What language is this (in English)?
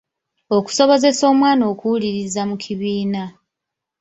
Ganda